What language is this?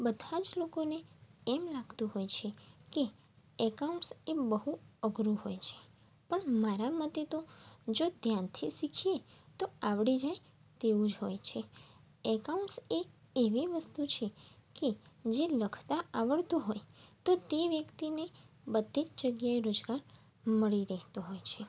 Gujarati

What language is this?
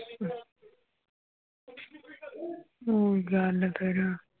Punjabi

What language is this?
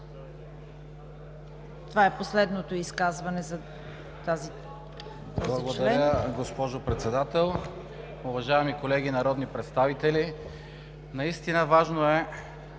Bulgarian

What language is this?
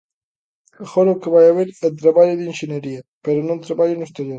Galician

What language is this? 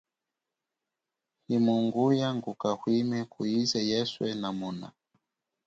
Chokwe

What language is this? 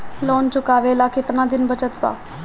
Bhojpuri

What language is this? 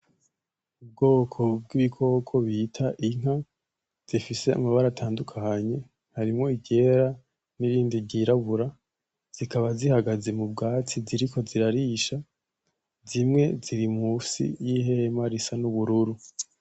Rundi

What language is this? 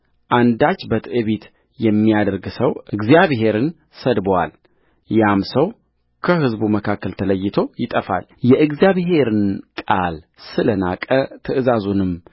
Amharic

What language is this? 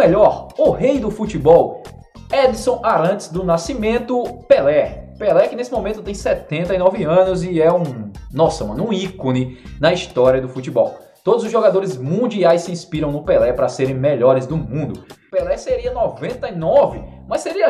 Portuguese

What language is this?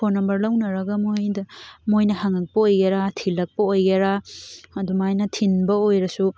Manipuri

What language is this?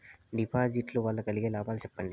Telugu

